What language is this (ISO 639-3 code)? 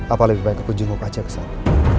ind